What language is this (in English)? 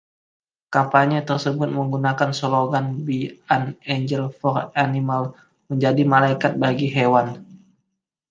Indonesian